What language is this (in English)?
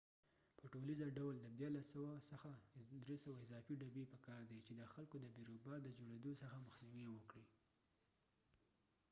Pashto